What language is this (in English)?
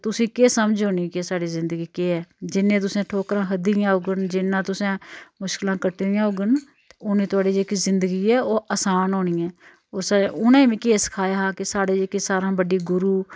Dogri